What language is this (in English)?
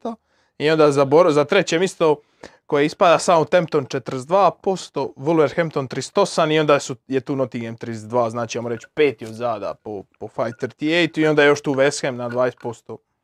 Croatian